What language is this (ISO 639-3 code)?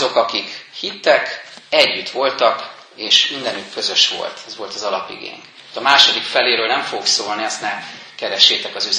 hun